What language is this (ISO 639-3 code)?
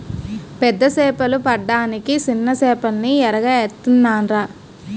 tel